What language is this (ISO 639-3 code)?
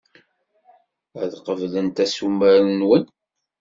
kab